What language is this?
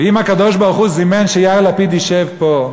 Hebrew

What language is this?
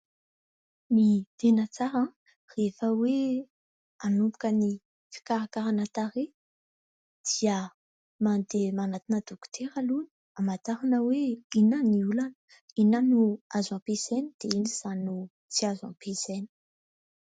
Malagasy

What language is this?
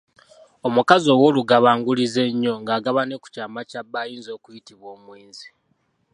Ganda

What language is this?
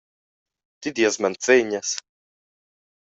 Romansh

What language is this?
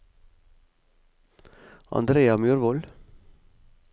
Norwegian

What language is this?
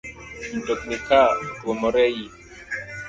Luo (Kenya and Tanzania)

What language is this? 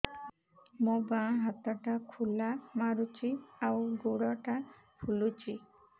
Odia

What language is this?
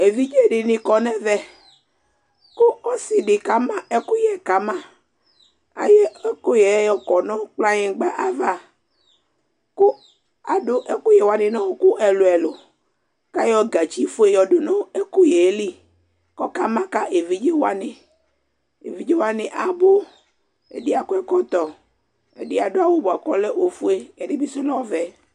Ikposo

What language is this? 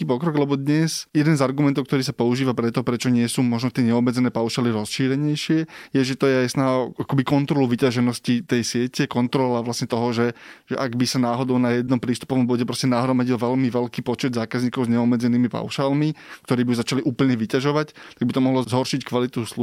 Slovak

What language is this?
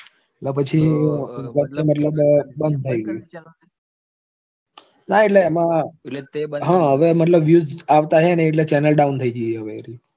Gujarati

